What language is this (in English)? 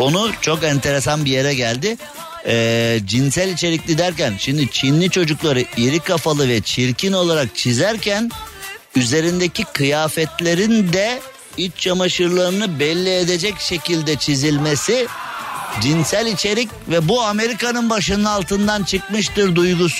Turkish